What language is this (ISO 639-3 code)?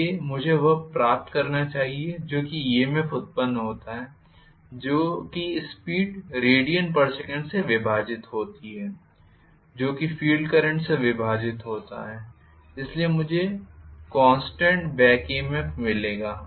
hin